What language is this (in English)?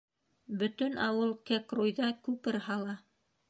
Bashkir